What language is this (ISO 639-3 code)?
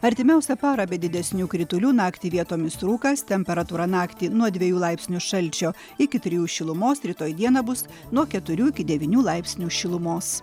lit